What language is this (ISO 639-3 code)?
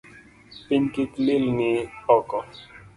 luo